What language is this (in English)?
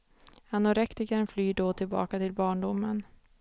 Swedish